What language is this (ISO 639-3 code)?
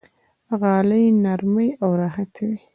pus